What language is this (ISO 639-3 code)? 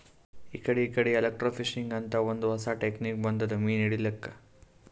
kan